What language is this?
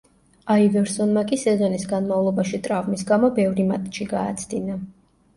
Georgian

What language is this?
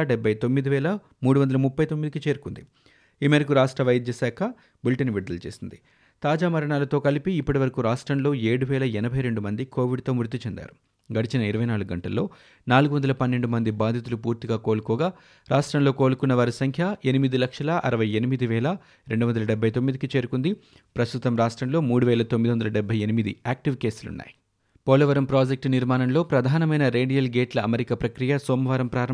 Telugu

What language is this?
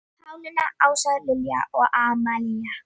Icelandic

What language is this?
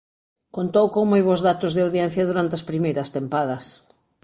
Galician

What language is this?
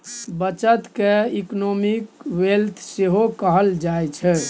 Maithili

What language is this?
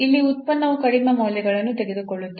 Kannada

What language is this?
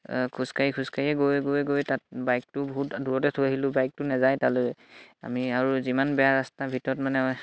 Assamese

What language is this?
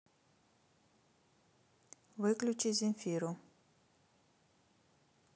Russian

